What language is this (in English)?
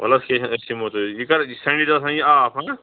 Kashmiri